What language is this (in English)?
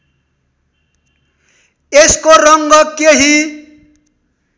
Nepali